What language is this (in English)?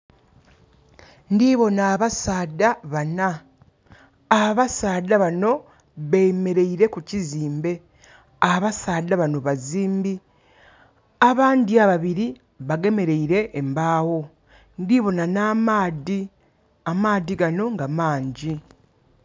Soga